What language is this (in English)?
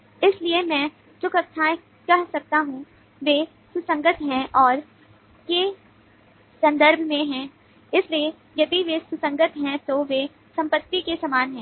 Hindi